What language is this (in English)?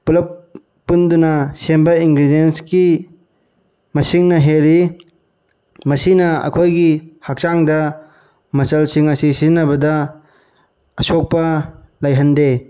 Manipuri